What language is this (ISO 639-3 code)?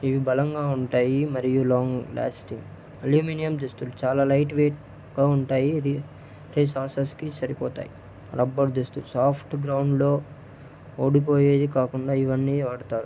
tel